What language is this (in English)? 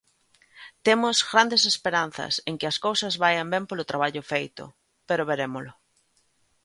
Galician